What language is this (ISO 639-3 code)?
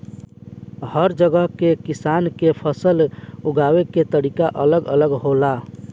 bho